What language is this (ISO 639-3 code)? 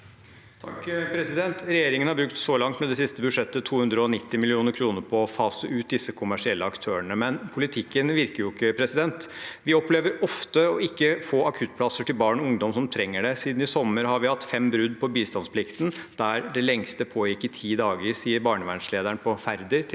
nor